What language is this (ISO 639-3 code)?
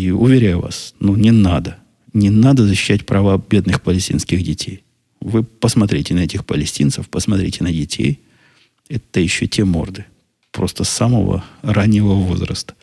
rus